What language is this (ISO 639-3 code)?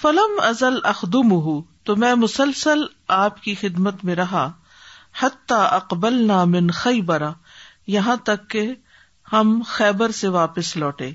urd